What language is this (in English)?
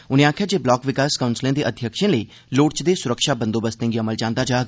Dogri